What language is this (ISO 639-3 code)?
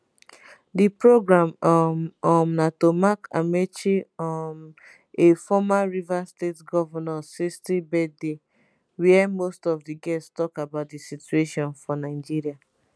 pcm